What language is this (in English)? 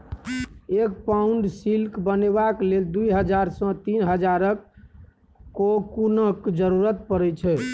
Maithili